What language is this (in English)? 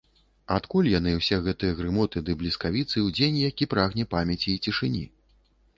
Belarusian